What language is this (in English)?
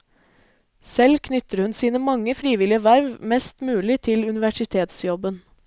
Norwegian